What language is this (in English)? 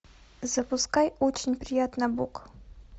Russian